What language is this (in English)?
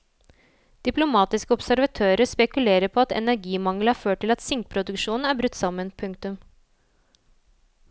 Norwegian